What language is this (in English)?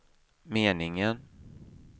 Swedish